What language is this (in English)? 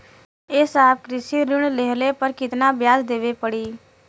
Bhojpuri